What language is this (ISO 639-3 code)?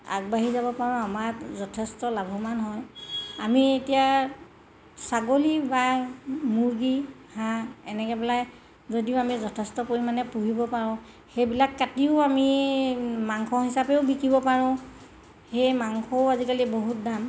asm